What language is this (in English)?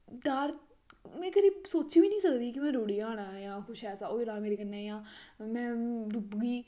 Dogri